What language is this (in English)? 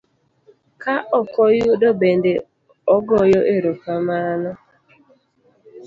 Luo (Kenya and Tanzania)